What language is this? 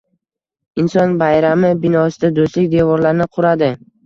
Uzbek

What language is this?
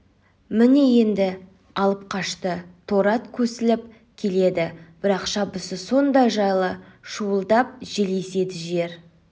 Kazakh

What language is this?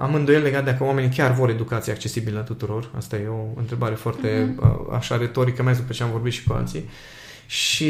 Romanian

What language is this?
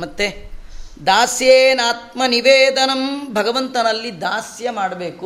Kannada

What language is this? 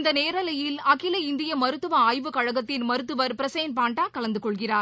Tamil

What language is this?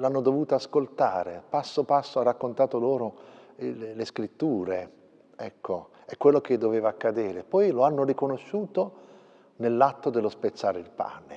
Italian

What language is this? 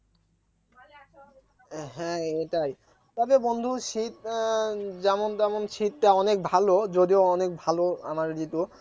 Bangla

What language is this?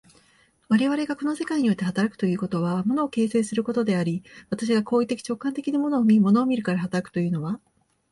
Japanese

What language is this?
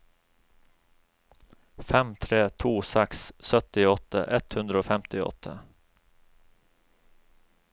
Norwegian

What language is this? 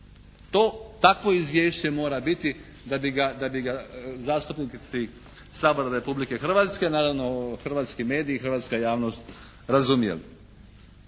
Croatian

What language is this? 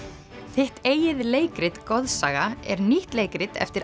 Icelandic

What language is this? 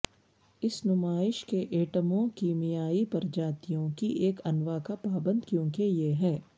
Urdu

